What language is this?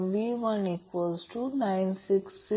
Marathi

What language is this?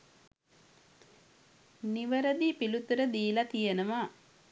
Sinhala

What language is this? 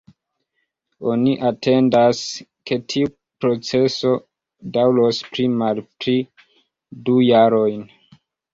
Esperanto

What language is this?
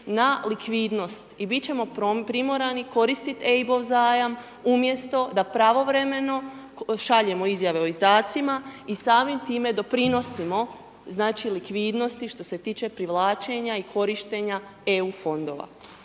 Croatian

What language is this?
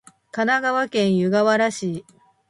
Japanese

